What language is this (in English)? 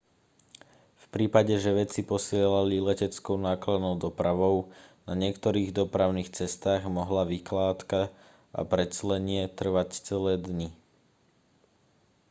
Slovak